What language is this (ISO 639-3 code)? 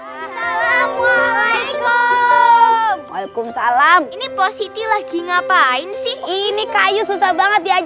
ind